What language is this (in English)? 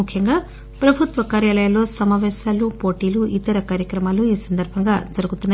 Telugu